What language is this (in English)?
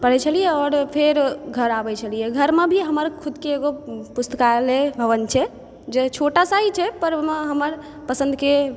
Maithili